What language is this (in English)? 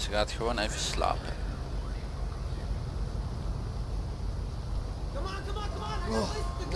Dutch